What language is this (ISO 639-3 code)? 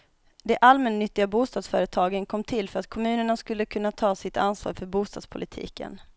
swe